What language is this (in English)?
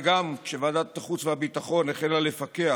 Hebrew